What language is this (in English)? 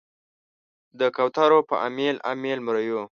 Pashto